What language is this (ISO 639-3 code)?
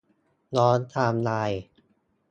tha